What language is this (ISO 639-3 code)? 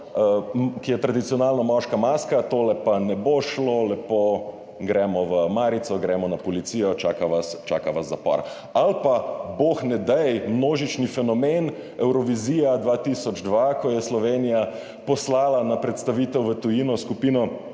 slv